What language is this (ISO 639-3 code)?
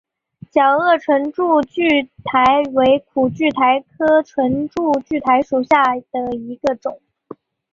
zho